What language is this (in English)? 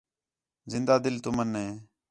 Khetrani